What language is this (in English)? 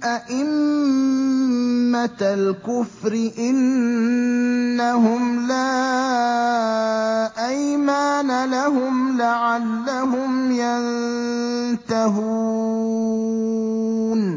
Arabic